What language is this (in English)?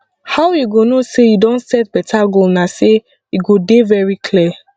Nigerian Pidgin